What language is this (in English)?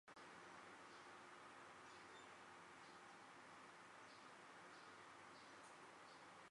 Thai